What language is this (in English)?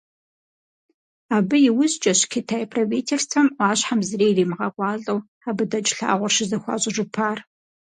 Kabardian